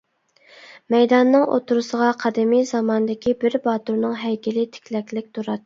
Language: Uyghur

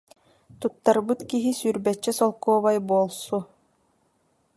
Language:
Yakut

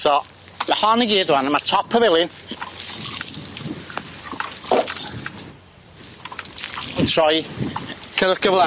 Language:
Welsh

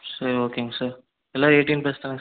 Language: Tamil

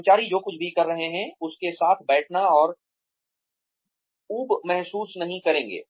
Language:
Hindi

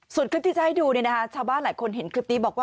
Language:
Thai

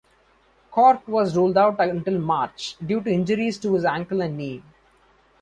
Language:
English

